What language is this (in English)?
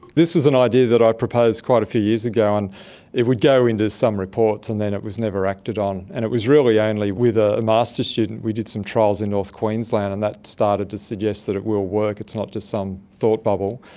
English